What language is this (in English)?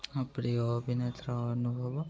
Odia